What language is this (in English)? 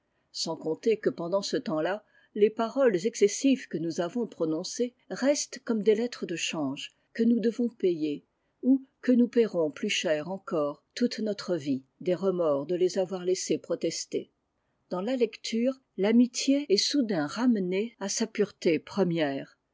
French